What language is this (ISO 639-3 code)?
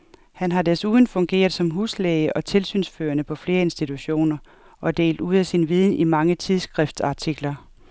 dan